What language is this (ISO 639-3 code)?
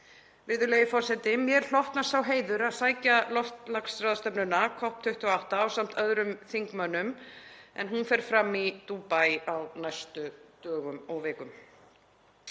isl